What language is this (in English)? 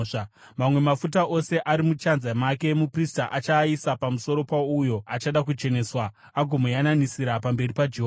Shona